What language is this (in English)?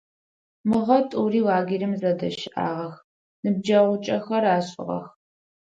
Adyghe